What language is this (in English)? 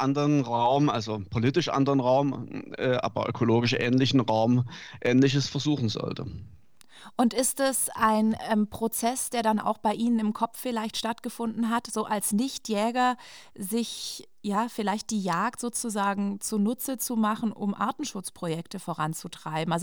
German